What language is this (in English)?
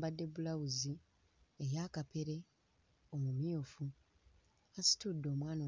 Ganda